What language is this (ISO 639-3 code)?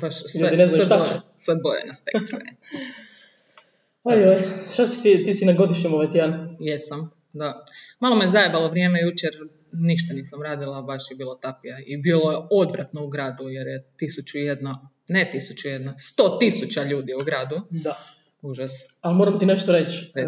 hrv